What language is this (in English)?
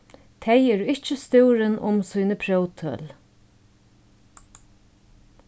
Faroese